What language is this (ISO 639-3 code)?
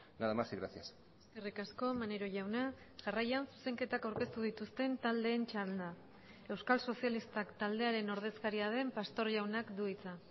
eus